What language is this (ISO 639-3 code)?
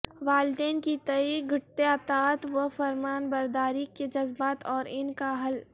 urd